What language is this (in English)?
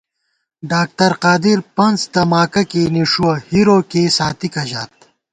Gawar-Bati